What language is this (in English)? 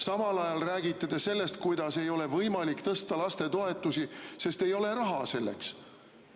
Estonian